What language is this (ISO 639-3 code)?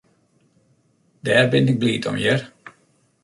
fry